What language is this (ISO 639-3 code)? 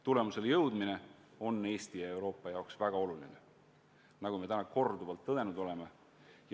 est